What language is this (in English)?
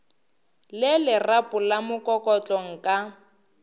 Northern Sotho